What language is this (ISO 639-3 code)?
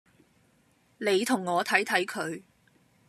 yue